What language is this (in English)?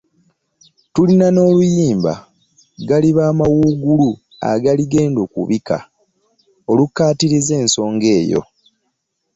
Ganda